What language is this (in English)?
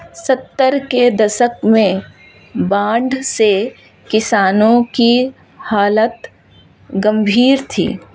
Hindi